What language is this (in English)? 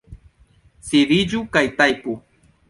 Esperanto